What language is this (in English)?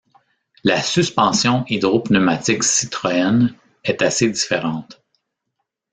French